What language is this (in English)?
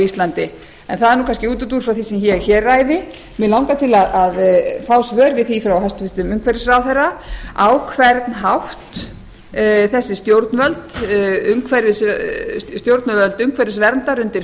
Icelandic